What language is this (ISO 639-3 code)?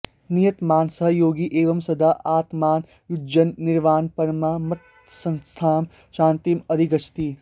san